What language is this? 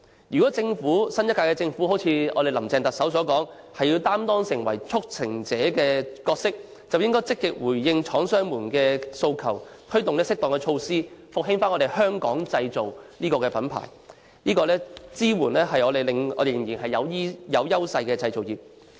Cantonese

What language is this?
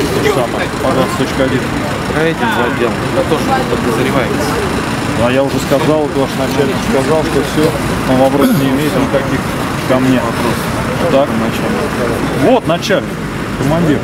Russian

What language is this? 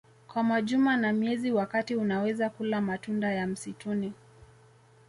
Swahili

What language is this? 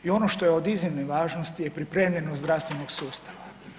Croatian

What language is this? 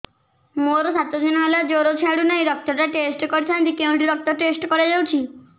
Odia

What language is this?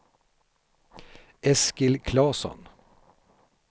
Swedish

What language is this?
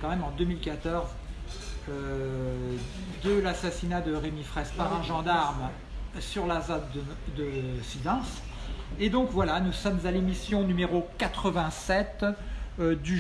French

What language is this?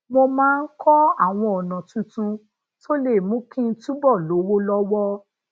Yoruba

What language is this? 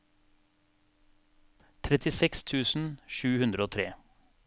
Norwegian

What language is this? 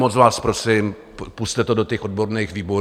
Czech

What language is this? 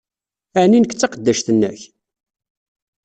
Kabyle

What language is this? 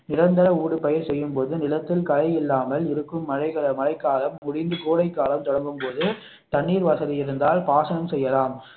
Tamil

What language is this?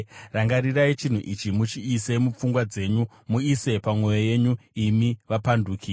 Shona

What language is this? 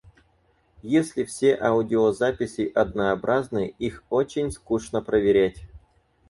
Russian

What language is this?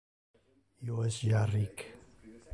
Interlingua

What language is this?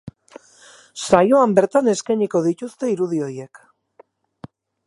Basque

